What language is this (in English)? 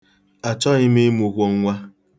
Igbo